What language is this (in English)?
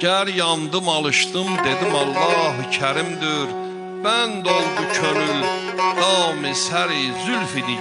Turkish